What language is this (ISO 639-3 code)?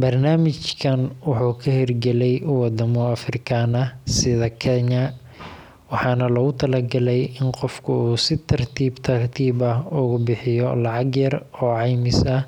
som